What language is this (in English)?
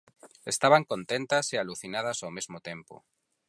Galician